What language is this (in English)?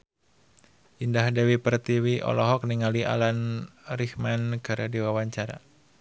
Sundanese